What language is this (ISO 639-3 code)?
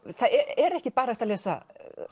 isl